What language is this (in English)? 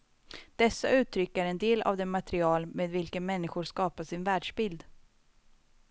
Swedish